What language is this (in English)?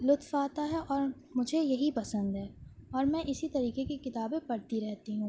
Urdu